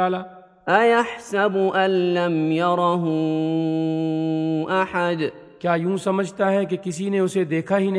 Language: Urdu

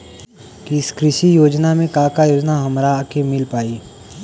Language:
Bhojpuri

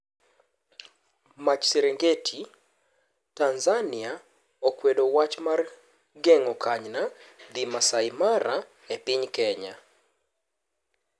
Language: Luo (Kenya and Tanzania)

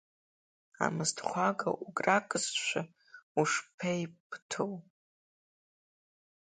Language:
Abkhazian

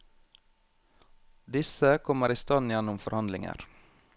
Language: Norwegian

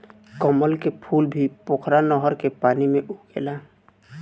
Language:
Bhojpuri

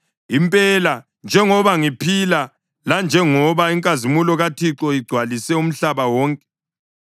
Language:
North Ndebele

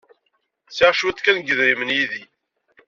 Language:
Kabyle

